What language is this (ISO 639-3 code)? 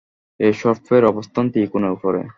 ben